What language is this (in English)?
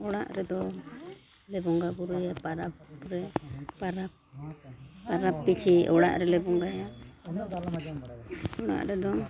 Santali